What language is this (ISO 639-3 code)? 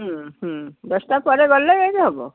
ori